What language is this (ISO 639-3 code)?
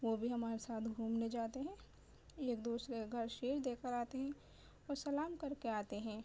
urd